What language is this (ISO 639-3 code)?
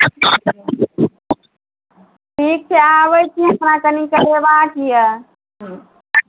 mai